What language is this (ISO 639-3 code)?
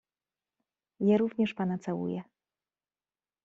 pol